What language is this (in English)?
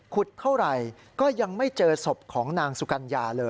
Thai